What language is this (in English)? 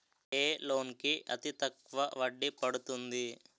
Telugu